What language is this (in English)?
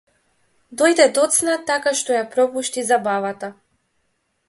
Macedonian